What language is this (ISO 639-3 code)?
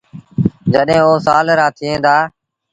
sbn